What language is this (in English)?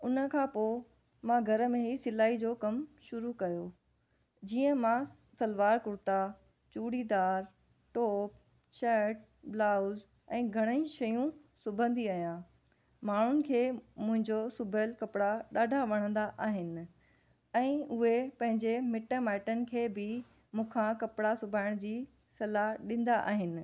Sindhi